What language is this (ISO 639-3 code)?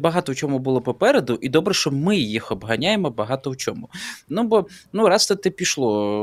ukr